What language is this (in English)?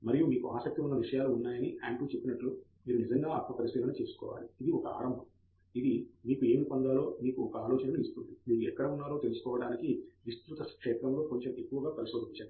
Telugu